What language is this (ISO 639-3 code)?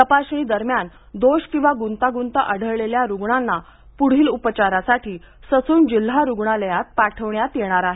mar